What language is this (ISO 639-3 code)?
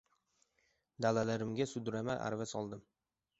uzb